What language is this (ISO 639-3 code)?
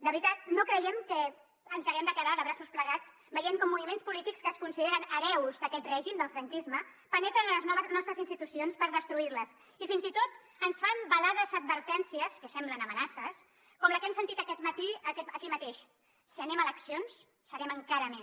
cat